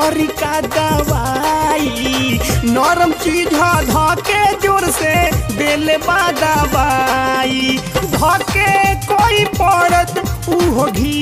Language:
Hindi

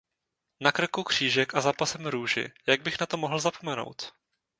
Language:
Czech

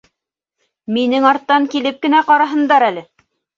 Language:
Bashkir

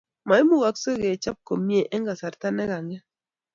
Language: Kalenjin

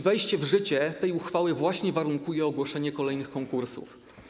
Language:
Polish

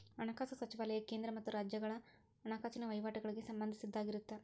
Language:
Kannada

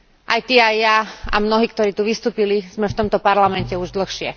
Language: Slovak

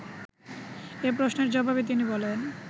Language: Bangla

